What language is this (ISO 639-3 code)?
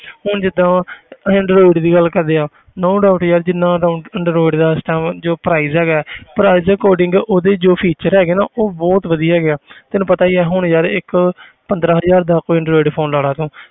pan